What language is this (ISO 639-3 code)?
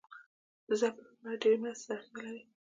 pus